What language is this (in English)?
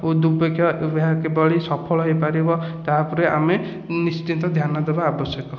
Odia